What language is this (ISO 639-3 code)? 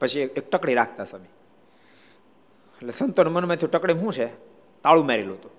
guj